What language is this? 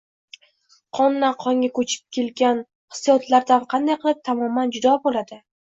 Uzbek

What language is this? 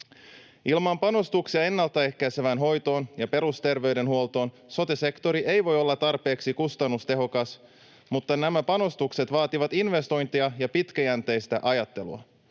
Finnish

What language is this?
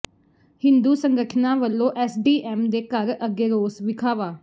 Punjabi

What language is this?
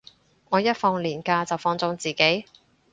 Cantonese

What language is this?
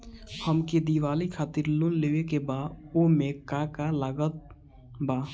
Bhojpuri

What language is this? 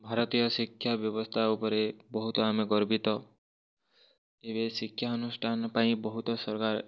Odia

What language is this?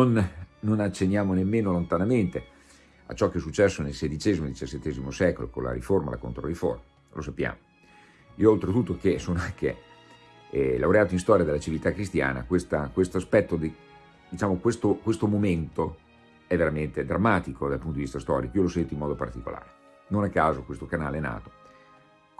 Italian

